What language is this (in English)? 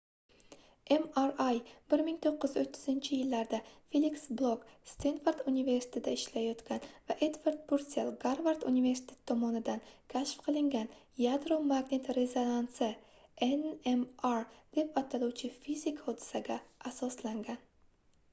Uzbek